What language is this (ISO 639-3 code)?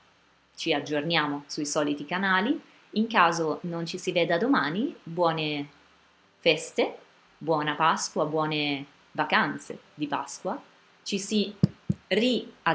ita